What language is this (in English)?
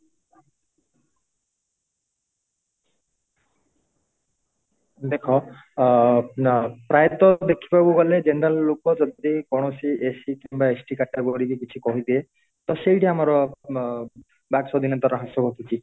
Odia